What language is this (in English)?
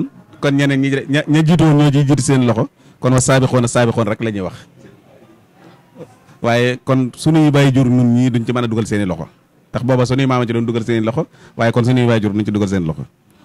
Indonesian